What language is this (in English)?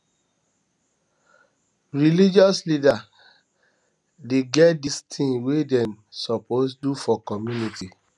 Nigerian Pidgin